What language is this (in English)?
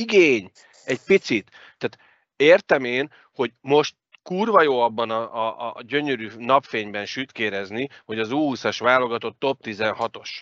Hungarian